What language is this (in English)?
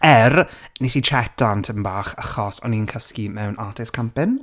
Welsh